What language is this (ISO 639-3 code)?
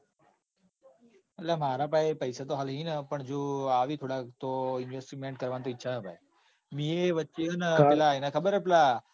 guj